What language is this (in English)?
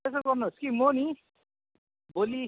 Nepali